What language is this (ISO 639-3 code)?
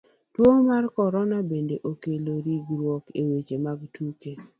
luo